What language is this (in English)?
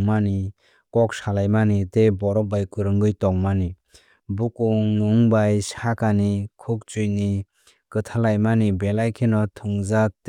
Kok Borok